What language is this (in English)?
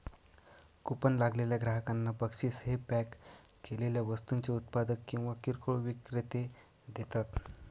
Marathi